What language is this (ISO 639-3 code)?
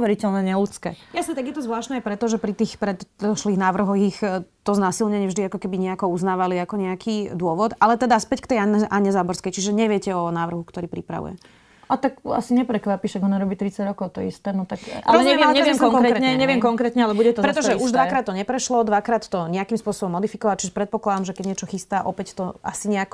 slk